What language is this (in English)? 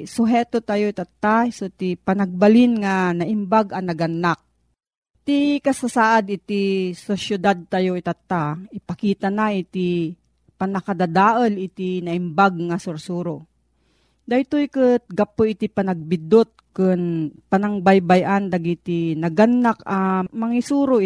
Filipino